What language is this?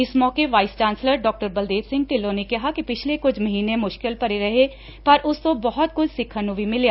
Punjabi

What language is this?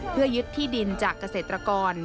Thai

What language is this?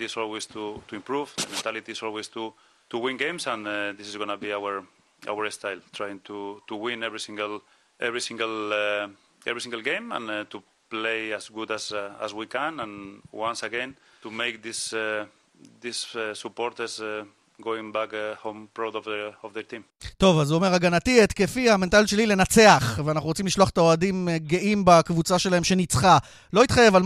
Hebrew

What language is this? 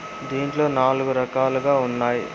Telugu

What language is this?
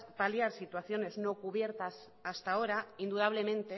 Spanish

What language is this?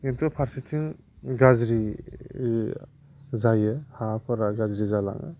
Bodo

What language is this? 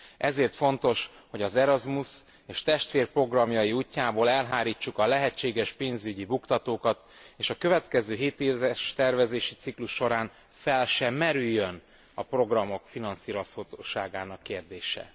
Hungarian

